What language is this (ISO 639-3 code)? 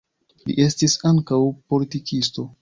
epo